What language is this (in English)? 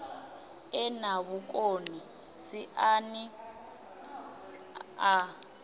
Venda